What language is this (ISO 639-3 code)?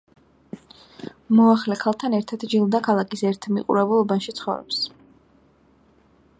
kat